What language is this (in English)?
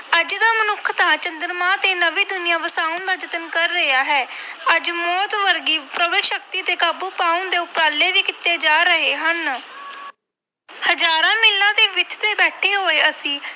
Punjabi